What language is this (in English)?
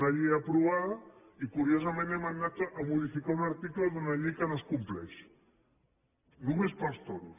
Catalan